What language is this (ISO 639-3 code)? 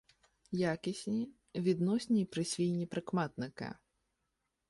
ukr